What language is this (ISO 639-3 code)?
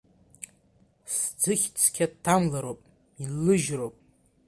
abk